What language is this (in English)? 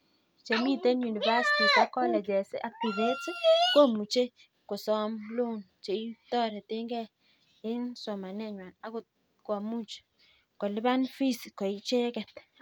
Kalenjin